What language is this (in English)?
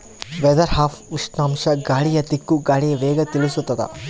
Kannada